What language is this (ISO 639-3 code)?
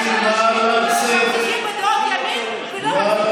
heb